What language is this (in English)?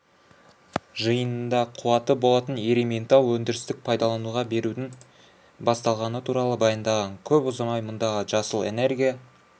Kazakh